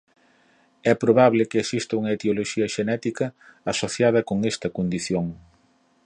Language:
Galician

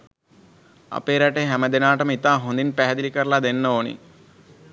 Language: Sinhala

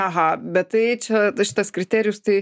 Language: Lithuanian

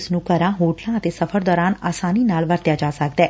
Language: Punjabi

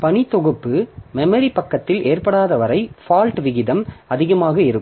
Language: Tamil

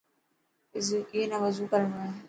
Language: Dhatki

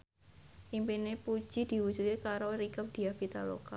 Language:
Javanese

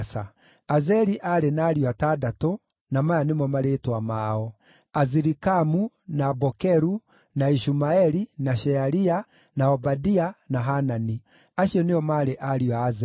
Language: Kikuyu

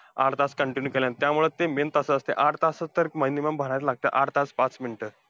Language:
Marathi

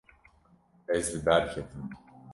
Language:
Kurdish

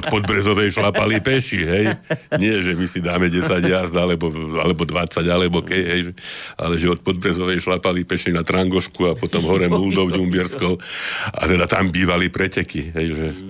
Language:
Slovak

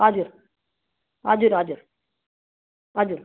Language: Nepali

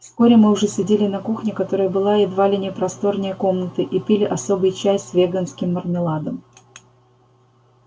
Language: Russian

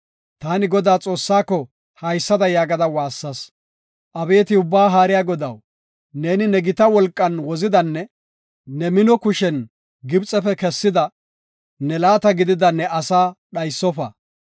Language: Gofa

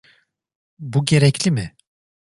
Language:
Turkish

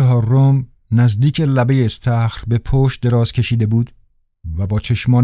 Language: Persian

